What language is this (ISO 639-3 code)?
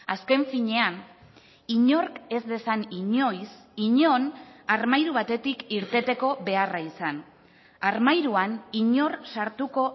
eus